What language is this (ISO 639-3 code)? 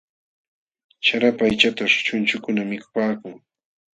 qxw